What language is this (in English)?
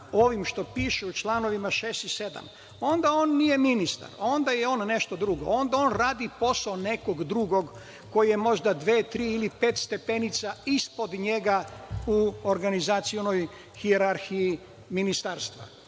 Serbian